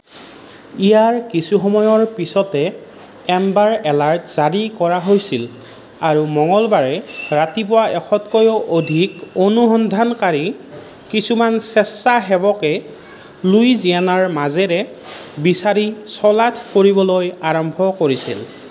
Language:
Assamese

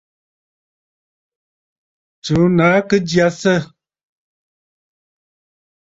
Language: Bafut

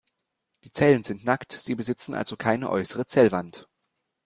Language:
German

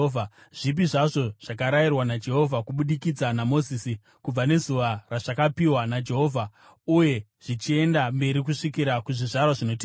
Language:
Shona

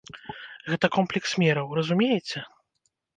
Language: Belarusian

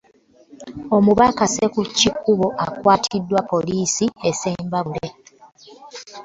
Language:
Ganda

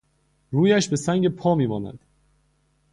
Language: Persian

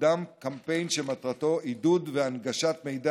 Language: Hebrew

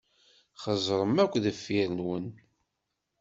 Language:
Kabyle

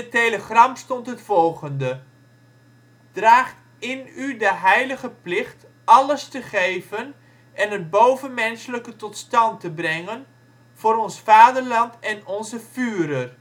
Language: Dutch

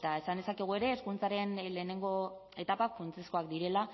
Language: Basque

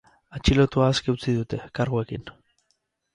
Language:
Basque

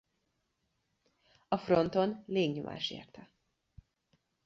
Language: Hungarian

